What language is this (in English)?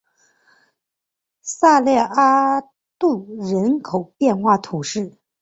Chinese